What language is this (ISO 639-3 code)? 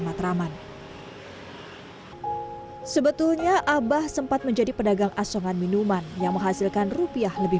ind